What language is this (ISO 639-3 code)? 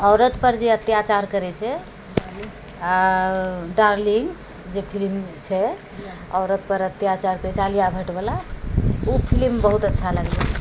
mai